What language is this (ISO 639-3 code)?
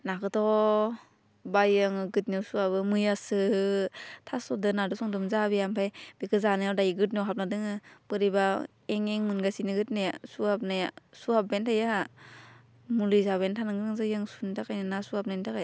brx